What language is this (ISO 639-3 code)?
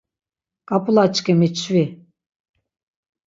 lzz